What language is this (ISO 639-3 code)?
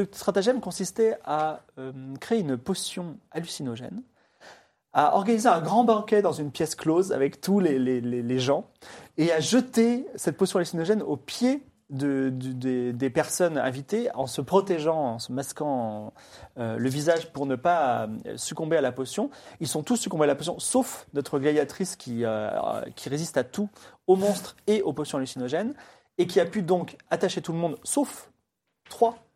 fra